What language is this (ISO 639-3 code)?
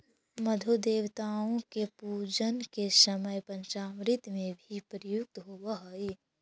mag